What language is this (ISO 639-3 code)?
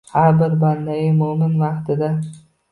uzb